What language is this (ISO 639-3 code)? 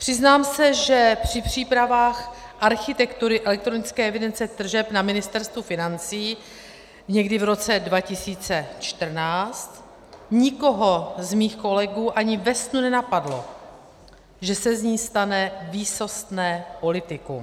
ces